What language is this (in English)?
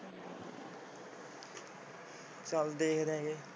Punjabi